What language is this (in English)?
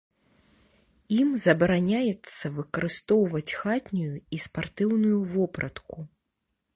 Belarusian